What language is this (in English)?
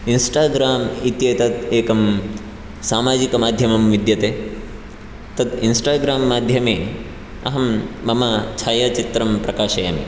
Sanskrit